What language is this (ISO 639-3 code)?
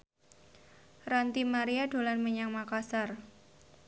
jav